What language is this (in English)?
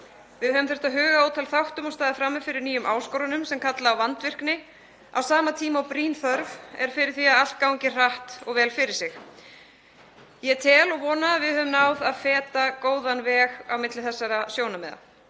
Icelandic